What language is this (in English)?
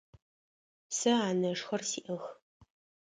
Adyghe